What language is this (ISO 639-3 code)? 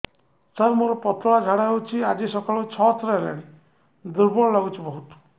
ori